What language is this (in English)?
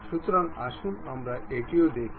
Bangla